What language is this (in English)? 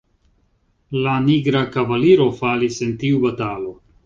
Esperanto